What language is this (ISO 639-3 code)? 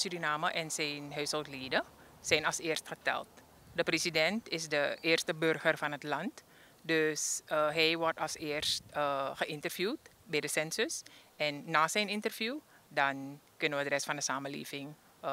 nld